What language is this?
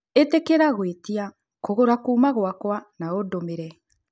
Kikuyu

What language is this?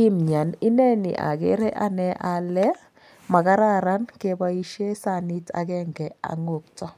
Kalenjin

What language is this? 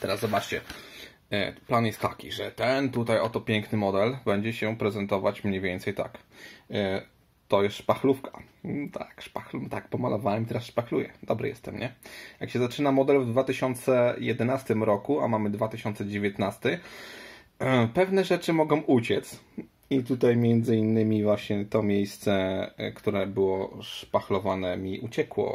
Polish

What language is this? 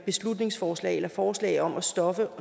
Danish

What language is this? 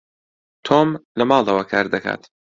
Central Kurdish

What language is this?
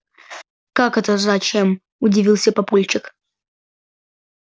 Russian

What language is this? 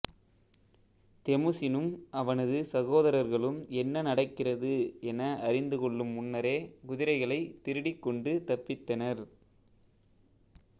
Tamil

